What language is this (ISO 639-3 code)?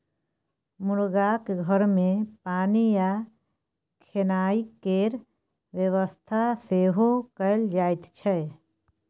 mai